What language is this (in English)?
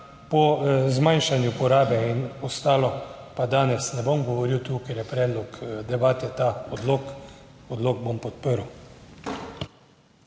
Slovenian